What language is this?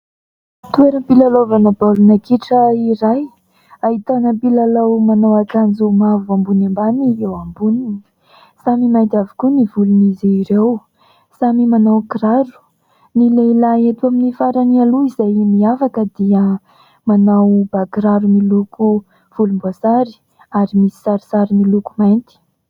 Malagasy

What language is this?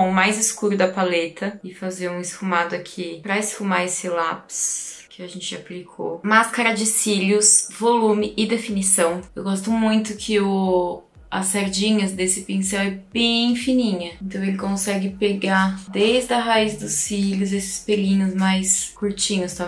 Portuguese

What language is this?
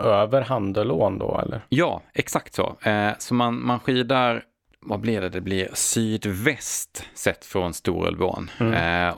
Swedish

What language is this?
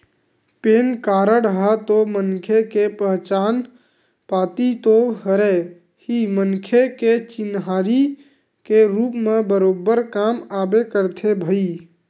Chhattisgarhi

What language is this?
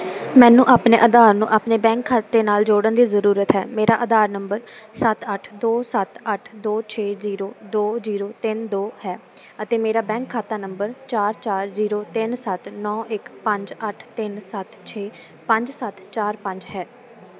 Punjabi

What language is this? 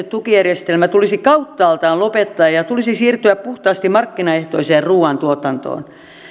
Finnish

